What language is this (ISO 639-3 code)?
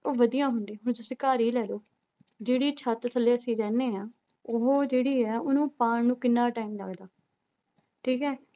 pan